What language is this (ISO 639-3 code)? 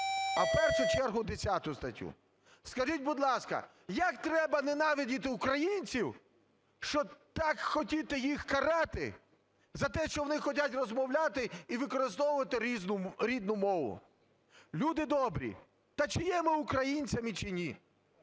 ukr